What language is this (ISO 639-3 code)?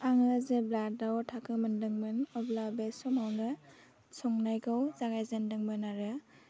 brx